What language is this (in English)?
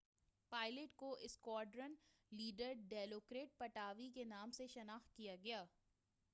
Urdu